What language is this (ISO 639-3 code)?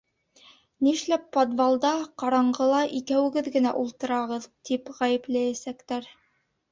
bak